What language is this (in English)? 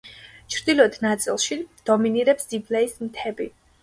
Georgian